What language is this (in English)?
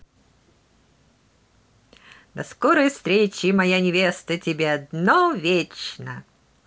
Russian